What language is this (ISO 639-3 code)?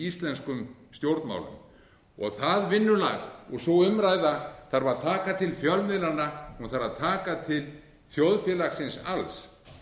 isl